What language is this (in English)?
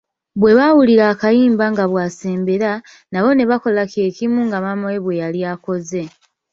Ganda